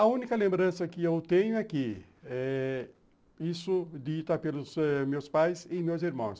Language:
Portuguese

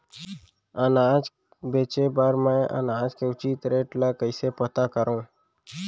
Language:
Chhattisgarhi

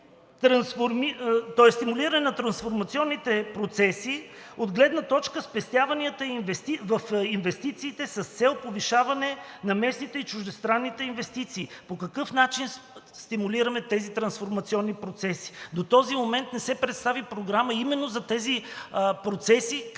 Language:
Bulgarian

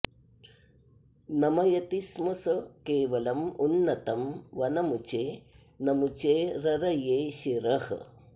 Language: Sanskrit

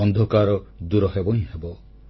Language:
Odia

